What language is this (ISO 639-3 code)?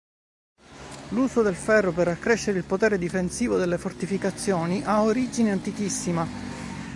ita